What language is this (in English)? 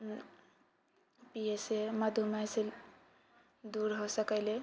Maithili